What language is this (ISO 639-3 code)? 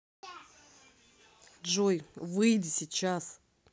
rus